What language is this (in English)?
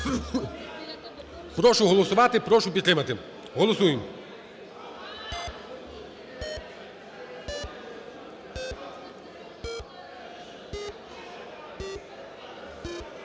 Ukrainian